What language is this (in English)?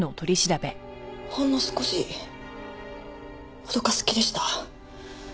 Japanese